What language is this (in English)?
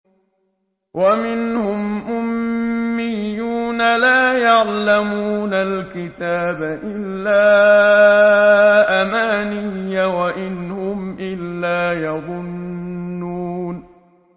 Arabic